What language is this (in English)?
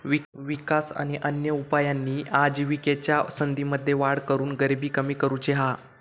Marathi